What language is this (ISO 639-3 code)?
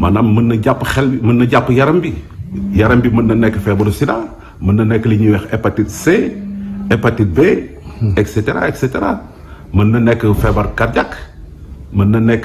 fra